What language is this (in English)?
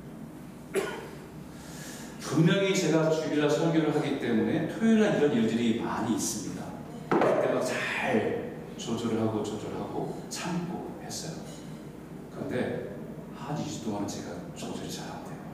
Korean